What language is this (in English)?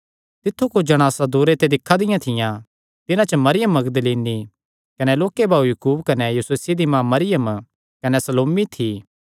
Kangri